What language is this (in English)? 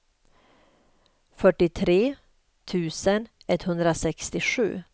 Swedish